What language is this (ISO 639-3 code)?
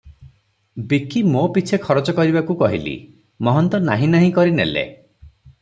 ori